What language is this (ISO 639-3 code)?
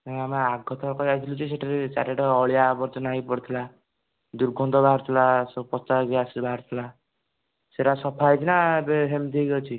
ori